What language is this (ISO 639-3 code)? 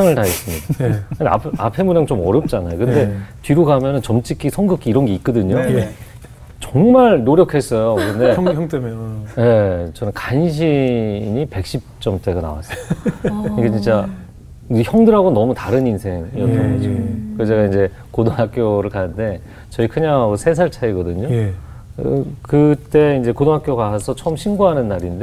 kor